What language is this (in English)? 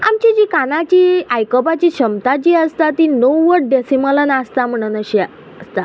Konkani